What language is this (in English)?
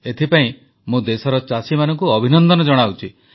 Odia